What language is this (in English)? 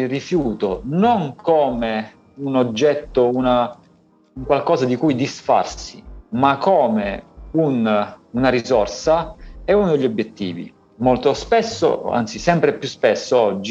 Italian